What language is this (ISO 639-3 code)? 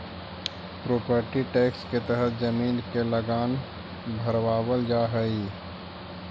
mag